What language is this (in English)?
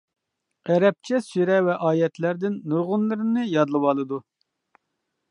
Uyghur